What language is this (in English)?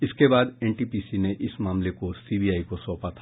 Hindi